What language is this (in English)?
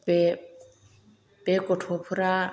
Bodo